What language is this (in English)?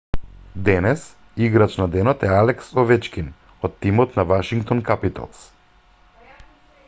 Macedonian